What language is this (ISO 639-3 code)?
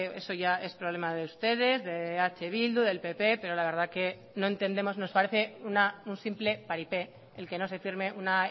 spa